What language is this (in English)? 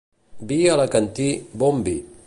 Catalan